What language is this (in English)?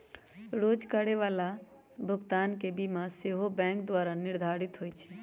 Magahi